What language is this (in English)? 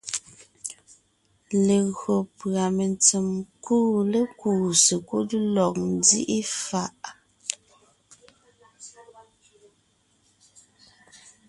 Ngiemboon